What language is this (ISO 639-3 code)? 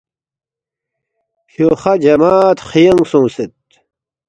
bft